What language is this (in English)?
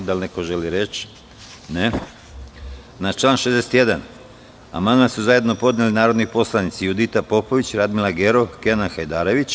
Serbian